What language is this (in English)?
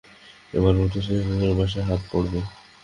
Bangla